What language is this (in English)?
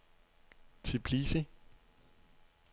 Danish